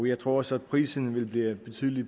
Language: Danish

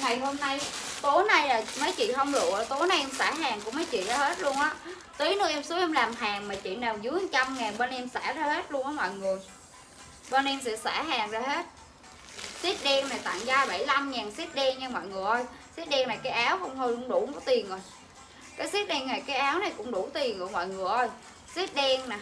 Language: Vietnamese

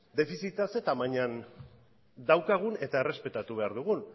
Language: Basque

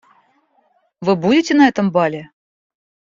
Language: Russian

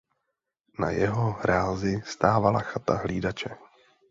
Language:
Czech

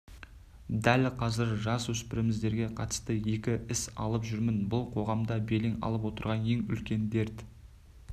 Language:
Kazakh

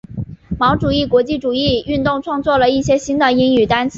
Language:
Chinese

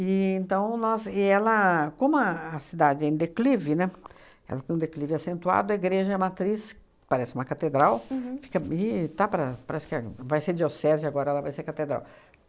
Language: Portuguese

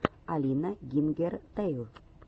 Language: Russian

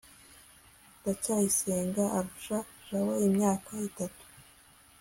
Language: Kinyarwanda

